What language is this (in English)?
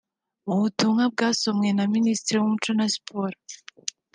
Kinyarwanda